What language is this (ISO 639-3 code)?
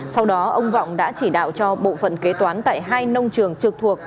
vie